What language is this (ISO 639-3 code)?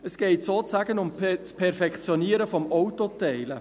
gsw